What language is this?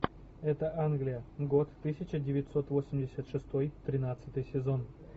Russian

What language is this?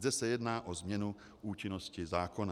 Czech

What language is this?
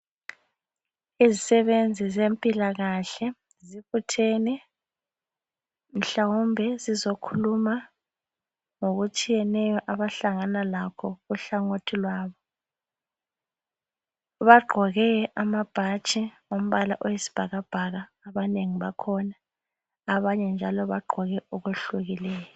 North Ndebele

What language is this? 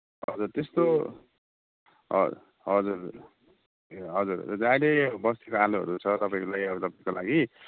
Nepali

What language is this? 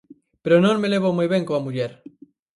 Galician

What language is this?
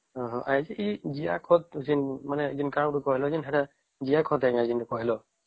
Odia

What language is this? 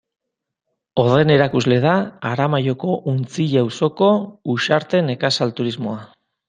Basque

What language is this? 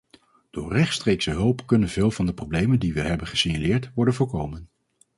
Dutch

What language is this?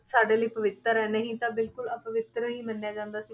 Punjabi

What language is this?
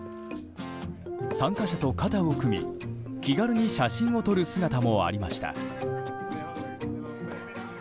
Japanese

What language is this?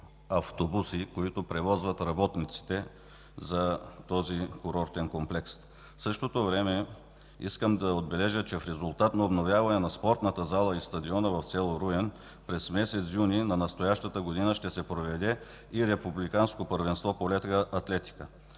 Bulgarian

